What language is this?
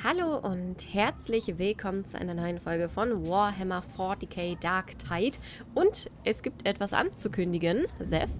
German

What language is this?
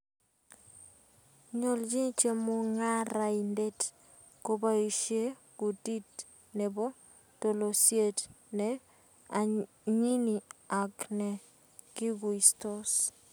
Kalenjin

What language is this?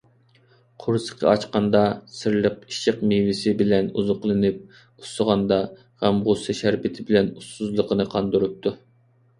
Uyghur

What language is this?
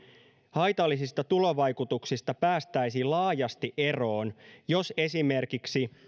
Finnish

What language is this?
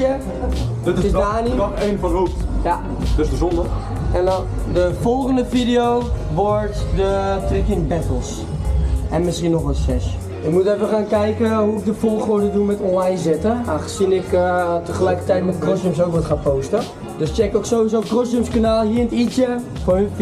Dutch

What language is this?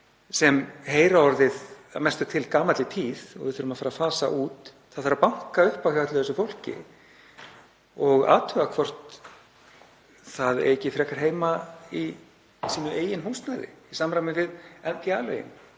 Icelandic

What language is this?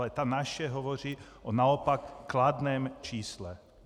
Czech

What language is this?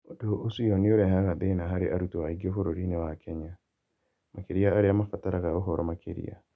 Kikuyu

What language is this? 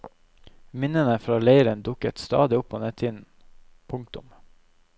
Norwegian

